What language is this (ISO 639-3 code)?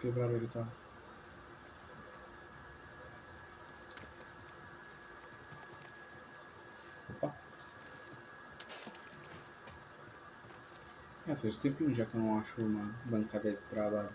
por